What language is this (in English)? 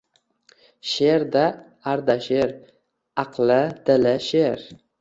Uzbek